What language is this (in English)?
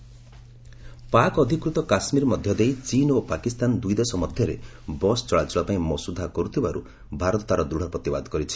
Odia